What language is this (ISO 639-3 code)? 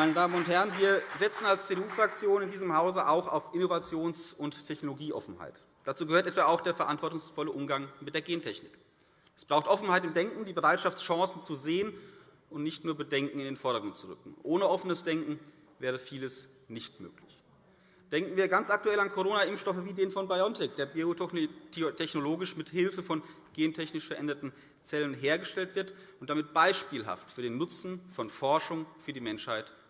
deu